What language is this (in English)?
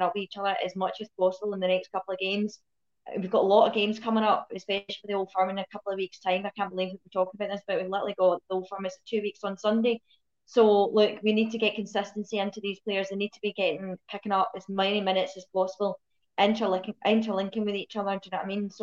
English